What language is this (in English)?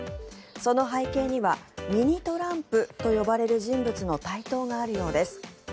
Japanese